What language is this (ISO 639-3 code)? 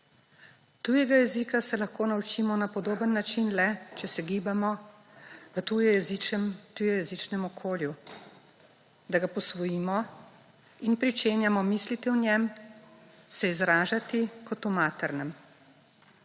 slv